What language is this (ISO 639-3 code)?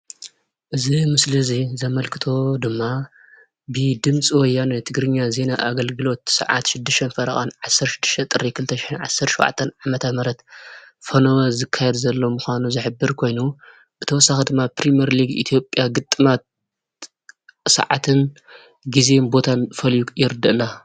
tir